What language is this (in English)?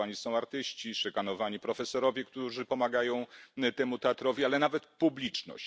Polish